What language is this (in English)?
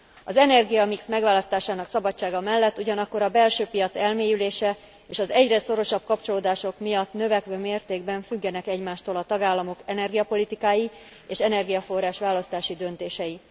Hungarian